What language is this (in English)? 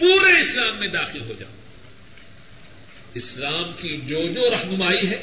Urdu